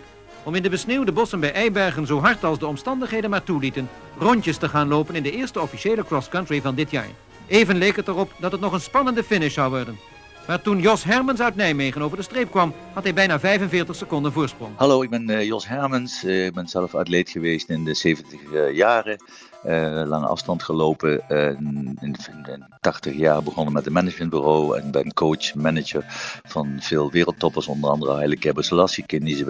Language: Dutch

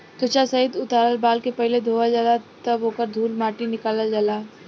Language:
Bhojpuri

